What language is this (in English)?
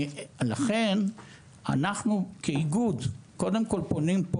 Hebrew